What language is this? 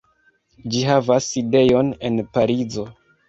Esperanto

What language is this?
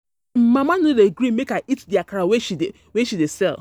Nigerian Pidgin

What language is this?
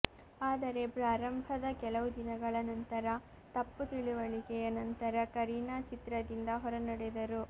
Kannada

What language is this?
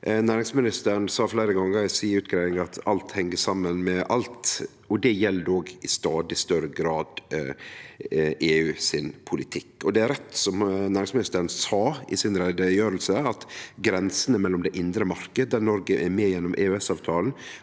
Norwegian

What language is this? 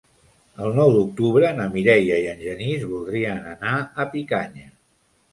Catalan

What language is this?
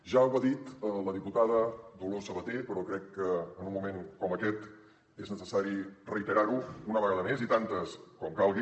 Catalan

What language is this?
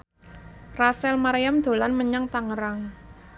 Javanese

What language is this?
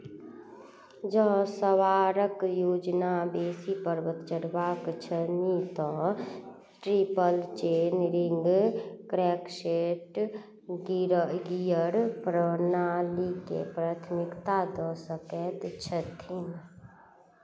Maithili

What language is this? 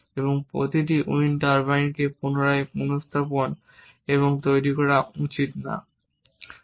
Bangla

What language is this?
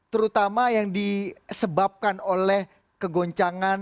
Indonesian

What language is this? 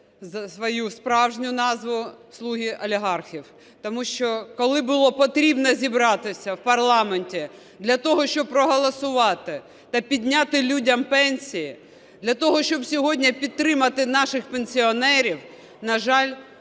Ukrainian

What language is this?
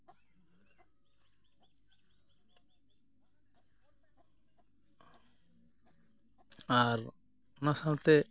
Santali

